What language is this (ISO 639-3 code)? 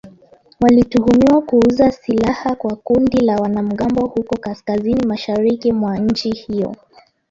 swa